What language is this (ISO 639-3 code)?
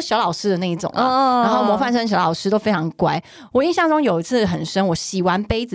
zho